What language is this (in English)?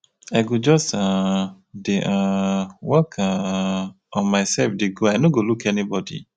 Nigerian Pidgin